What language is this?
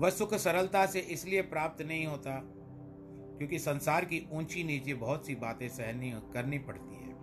Hindi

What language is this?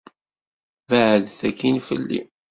Kabyle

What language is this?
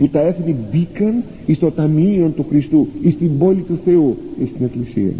Greek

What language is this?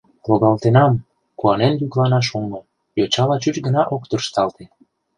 Mari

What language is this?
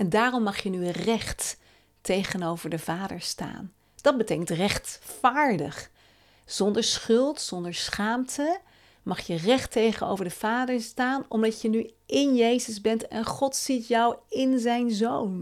Dutch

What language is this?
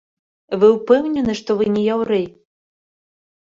Belarusian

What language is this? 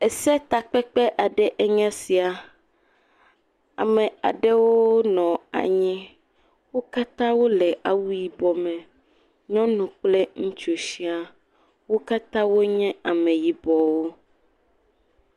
Ewe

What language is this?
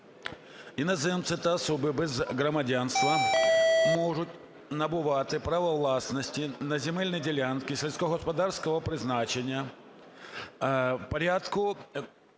Ukrainian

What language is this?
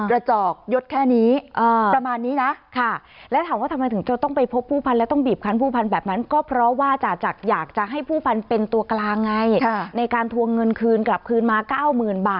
Thai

